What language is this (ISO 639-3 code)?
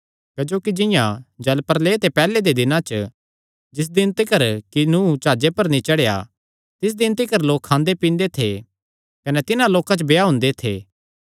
xnr